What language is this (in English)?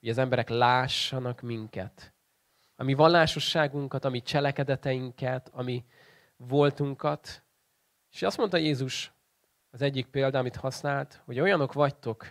Hungarian